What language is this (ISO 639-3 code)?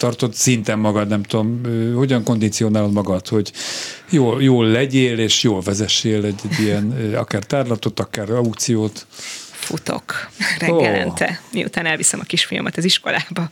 hun